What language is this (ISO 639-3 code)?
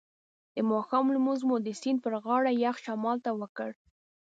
pus